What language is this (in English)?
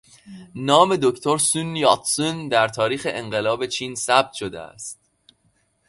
Persian